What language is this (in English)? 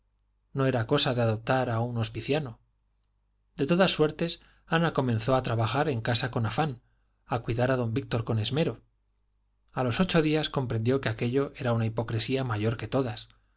Spanish